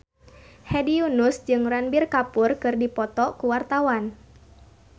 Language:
Sundanese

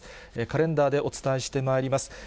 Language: Japanese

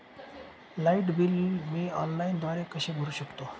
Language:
Marathi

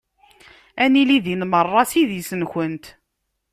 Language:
Kabyle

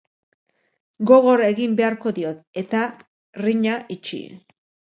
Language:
Basque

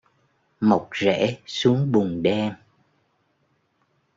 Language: Vietnamese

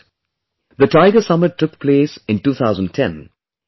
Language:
English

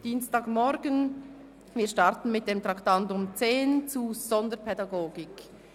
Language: Swiss German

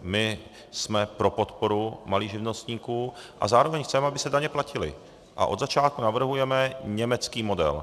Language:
Czech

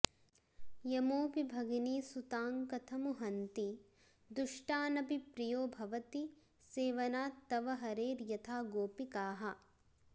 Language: Sanskrit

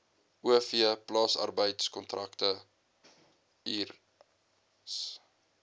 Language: Afrikaans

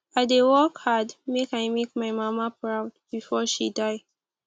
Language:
Nigerian Pidgin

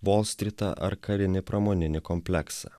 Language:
Lithuanian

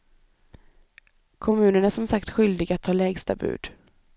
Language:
Swedish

